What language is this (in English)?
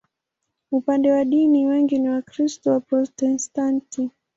Swahili